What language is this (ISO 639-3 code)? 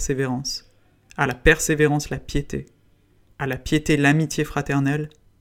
fra